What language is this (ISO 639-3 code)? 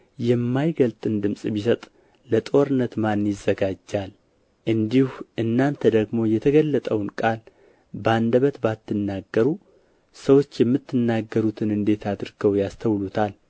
amh